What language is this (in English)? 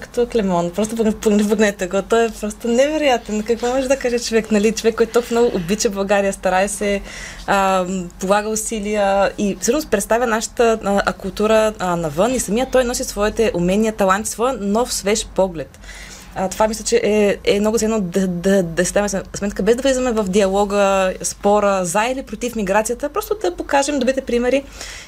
Bulgarian